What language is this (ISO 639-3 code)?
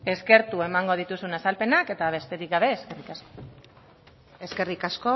eus